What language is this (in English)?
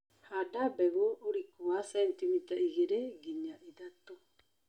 Kikuyu